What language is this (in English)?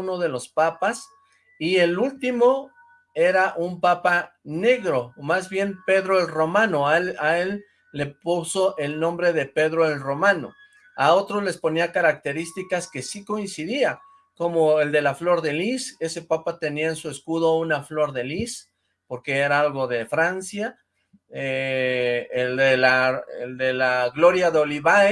Spanish